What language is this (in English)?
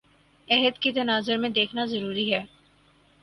Urdu